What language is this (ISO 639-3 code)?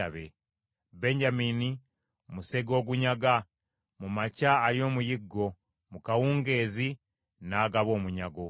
lug